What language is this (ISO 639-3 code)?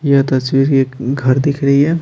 hin